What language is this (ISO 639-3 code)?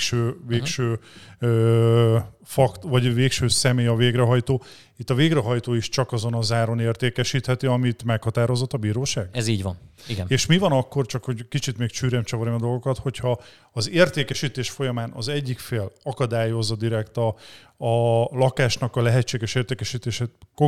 hun